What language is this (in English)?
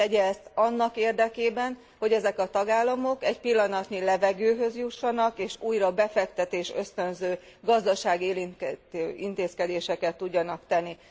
Hungarian